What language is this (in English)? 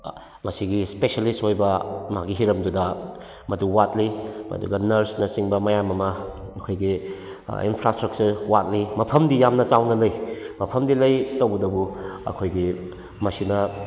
Manipuri